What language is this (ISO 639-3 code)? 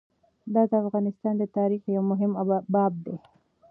pus